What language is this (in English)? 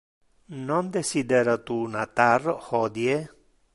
Interlingua